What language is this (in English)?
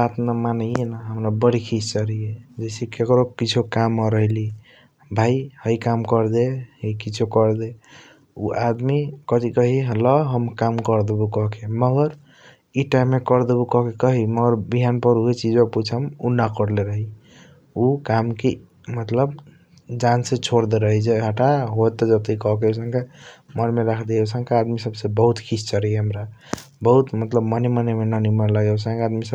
Kochila Tharu